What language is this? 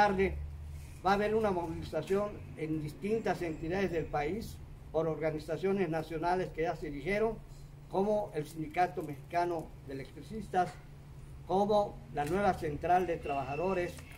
Spanish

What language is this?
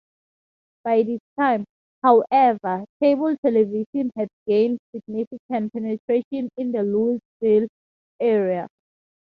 English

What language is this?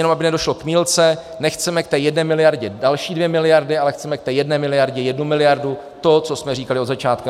Czech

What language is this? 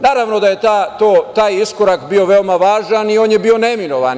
Serbian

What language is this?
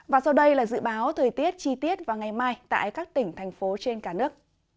Vietnamese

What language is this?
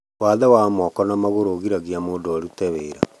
Kikuyu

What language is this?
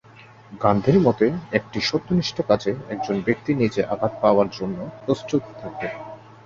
Bangla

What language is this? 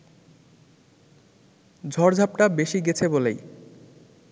Bangla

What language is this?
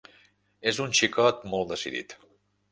Catalan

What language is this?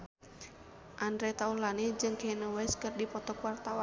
Sundanese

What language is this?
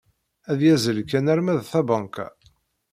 Kabyle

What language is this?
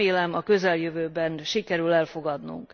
Hungarian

